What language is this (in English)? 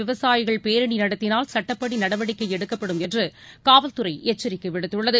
Tamil